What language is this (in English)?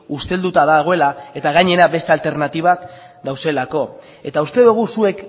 Basque